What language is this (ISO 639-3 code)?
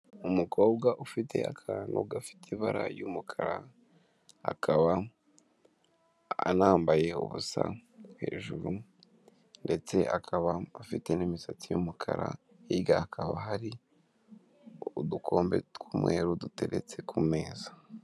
kin